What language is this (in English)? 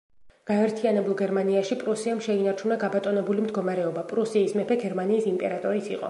Georgian